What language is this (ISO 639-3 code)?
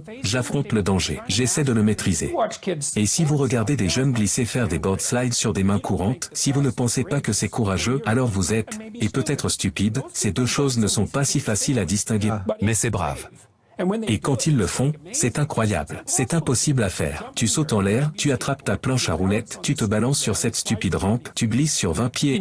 fra